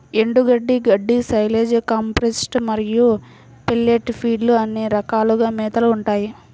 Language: Telugu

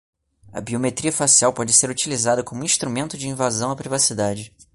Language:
Portuguese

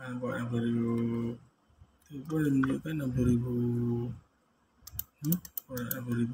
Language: Malay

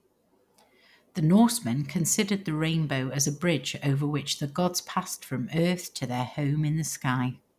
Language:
English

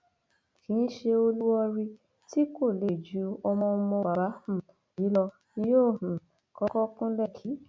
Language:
Yoruba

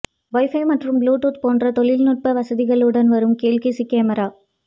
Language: Tamil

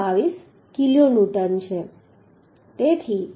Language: Gujarati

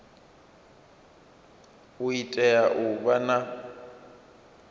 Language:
Venda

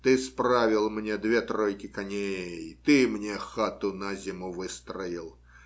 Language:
Russian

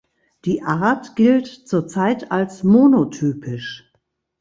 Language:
German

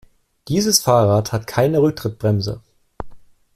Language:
German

